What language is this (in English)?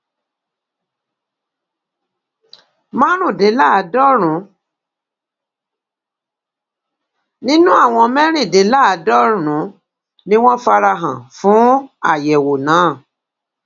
Yoruba